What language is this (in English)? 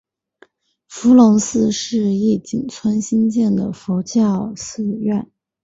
Chinese